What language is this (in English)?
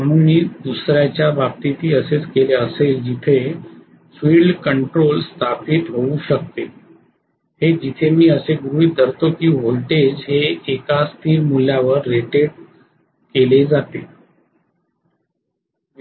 Marathi